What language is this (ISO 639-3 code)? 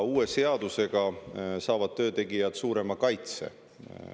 est